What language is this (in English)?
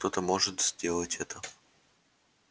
Russian